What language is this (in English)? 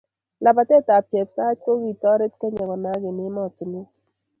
Kalenjin